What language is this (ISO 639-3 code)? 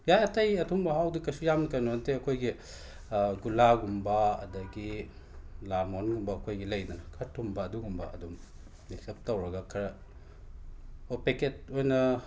mni